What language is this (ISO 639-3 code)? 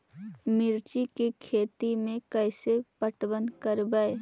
mag